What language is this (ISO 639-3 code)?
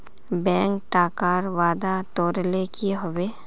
mag